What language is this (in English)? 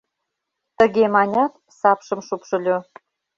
Mari